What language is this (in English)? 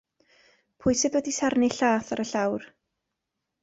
Welsh